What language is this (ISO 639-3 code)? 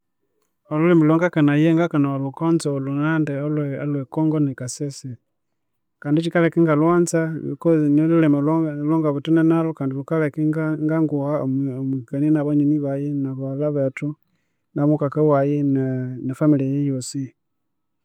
koo